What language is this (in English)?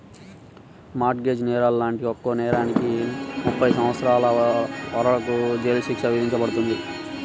Telugu